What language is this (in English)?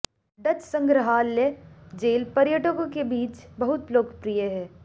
Hindi